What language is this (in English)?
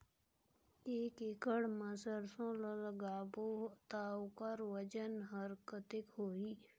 Chhattisgarhi